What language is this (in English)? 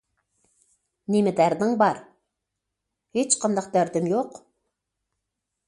Uyghur